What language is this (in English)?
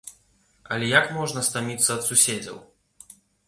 Belarusian